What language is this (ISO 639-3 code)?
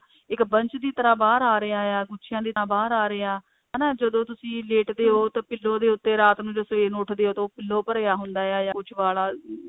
pan